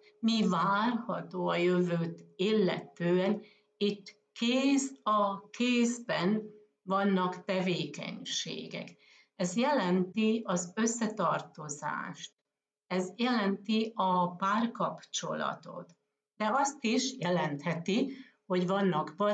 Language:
Hungarian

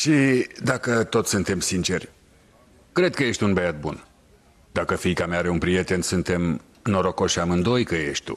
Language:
Romanian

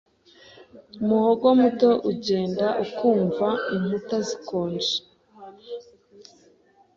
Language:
Kinyarwanda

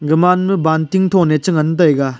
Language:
Wancho Naga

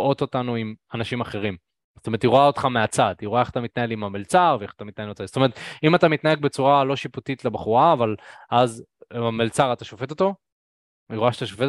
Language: Hebrew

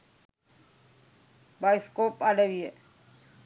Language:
Sinhala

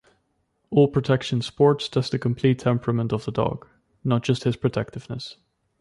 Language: English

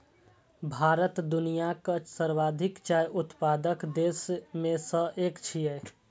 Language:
Maithili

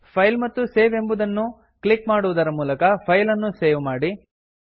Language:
Kannada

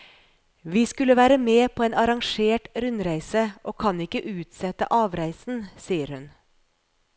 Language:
Norwegian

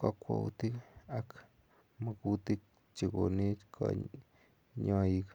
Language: Kalenjin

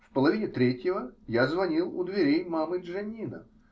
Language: Russian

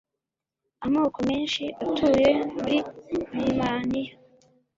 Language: Kinyarwanda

